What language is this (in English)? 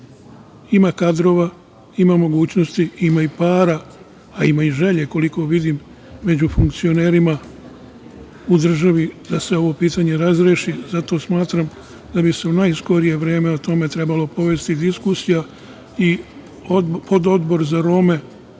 Serbian